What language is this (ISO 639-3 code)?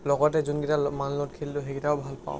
asm